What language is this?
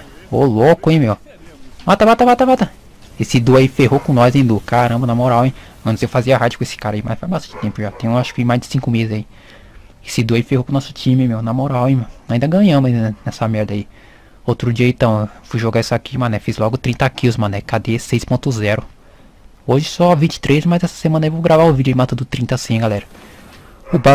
Portuguese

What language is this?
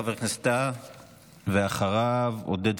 Hebrew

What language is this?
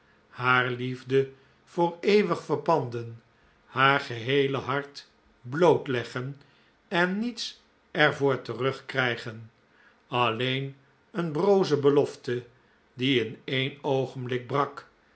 Dutch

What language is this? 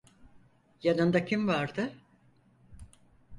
Turkish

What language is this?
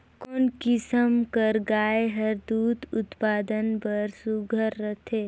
Chhattisgarhi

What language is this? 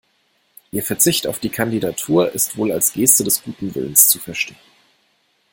German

